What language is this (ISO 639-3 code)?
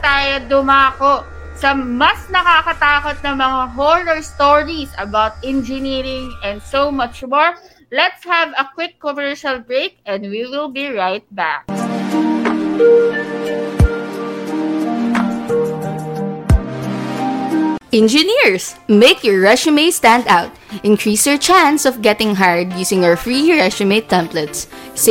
fil